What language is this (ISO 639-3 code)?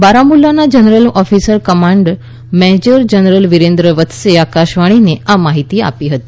guj